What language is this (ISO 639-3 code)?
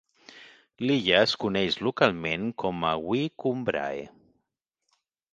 cat